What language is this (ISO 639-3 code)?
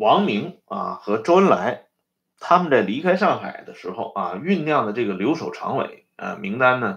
zho